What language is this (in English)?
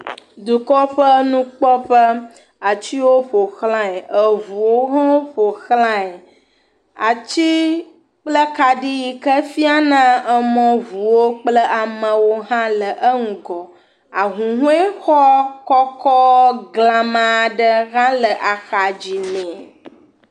Ewe